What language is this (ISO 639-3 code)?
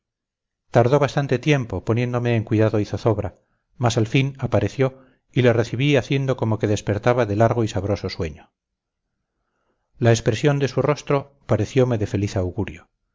spa